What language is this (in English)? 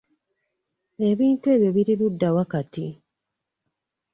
Ganda